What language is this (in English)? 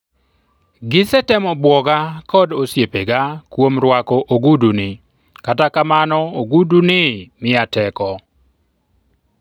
Luo (Kenya and Tanzania)